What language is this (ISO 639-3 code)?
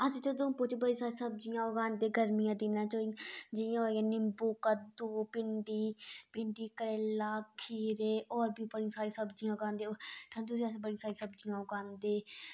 doi